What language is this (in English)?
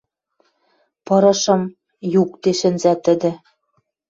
Western Mari